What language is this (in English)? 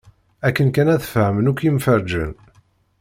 Kabyle